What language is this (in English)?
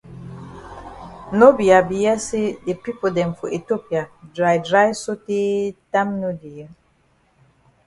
Cameroon Pidgin